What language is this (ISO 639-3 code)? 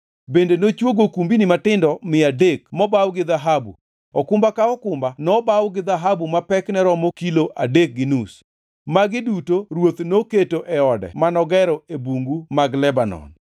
luo